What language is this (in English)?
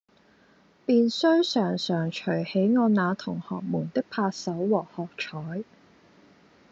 Cantonese